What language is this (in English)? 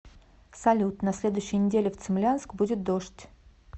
Russian